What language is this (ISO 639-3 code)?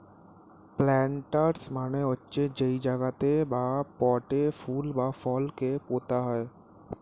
ben